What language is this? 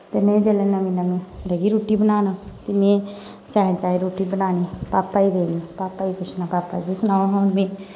Dogri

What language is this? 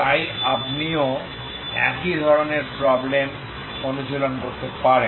Bangla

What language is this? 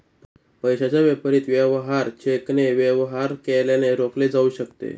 Marathi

